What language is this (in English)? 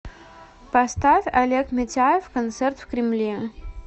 Russian